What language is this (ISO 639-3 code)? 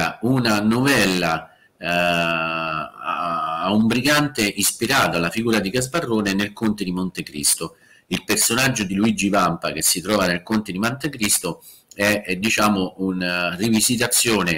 ita